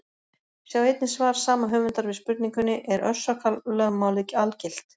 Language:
Icelandic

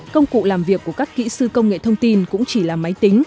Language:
Vietnamese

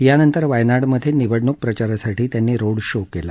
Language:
Marathi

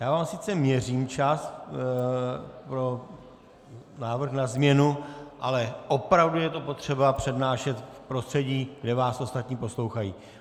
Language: Czech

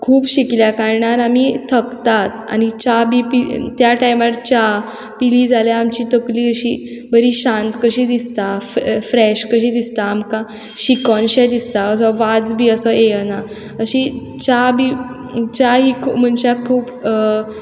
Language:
Konkani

